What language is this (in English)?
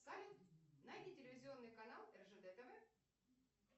Russian